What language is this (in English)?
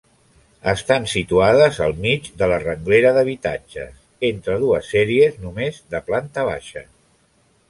Catalan